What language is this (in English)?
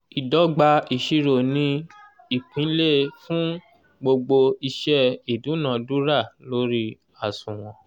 Yoruba